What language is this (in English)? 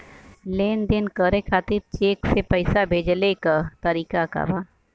Bhojpuri